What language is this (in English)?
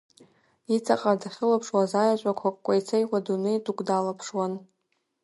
Abkhazian